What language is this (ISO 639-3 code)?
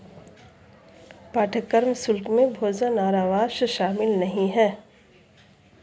hin